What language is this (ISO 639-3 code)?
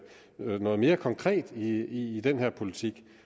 dan